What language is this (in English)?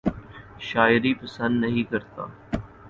Urdu